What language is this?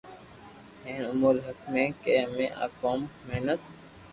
Loarki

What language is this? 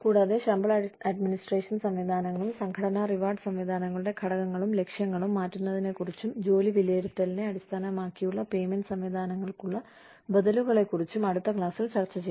Malayalam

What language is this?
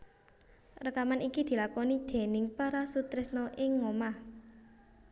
Javanese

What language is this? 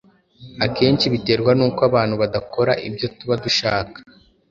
Kinyarwanda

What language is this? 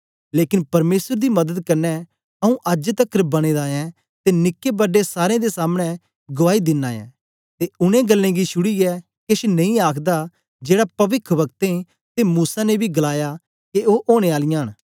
Dogri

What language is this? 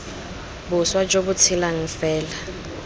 Tswana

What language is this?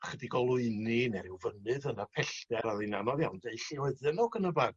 Welsh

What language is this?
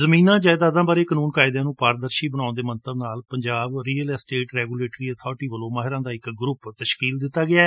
Punjabi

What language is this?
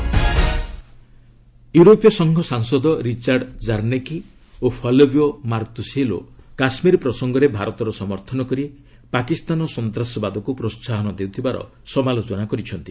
Odia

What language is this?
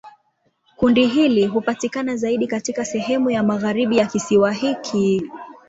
Swahili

